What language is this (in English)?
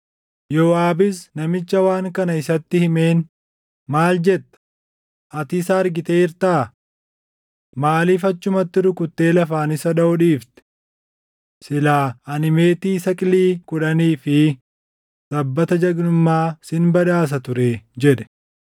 Oromo